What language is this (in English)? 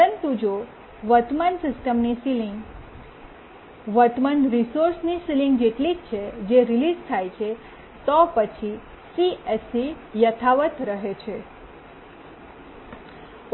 Gujarati